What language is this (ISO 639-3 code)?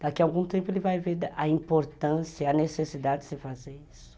por